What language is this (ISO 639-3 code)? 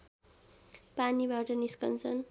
nep